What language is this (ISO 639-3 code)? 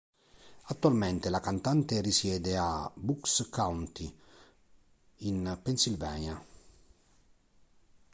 ita